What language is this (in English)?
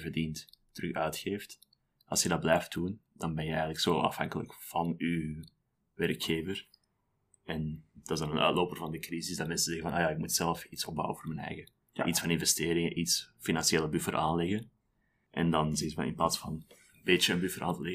Dutch